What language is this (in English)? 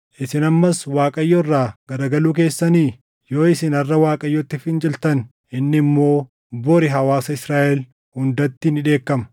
Oromo